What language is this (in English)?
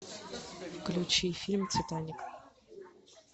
Russian